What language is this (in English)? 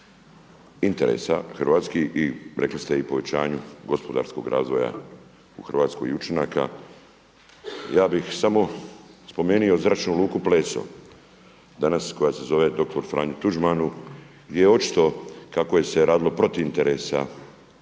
Croatian